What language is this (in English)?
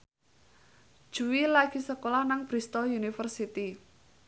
Javanese